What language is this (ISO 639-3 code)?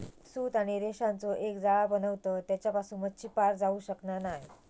mar